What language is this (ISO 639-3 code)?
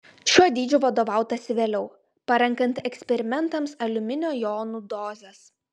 lit